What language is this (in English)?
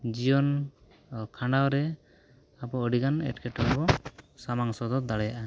Santali